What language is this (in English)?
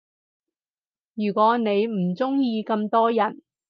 Cantonese